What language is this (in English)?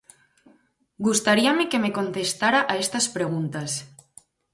Galician